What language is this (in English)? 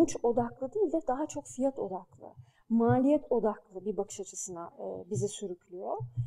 Turkish